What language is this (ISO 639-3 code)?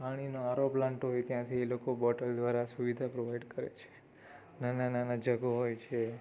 guj